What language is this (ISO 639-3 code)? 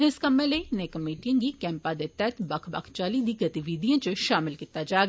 doi